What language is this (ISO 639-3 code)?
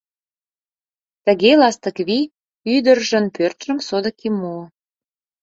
chm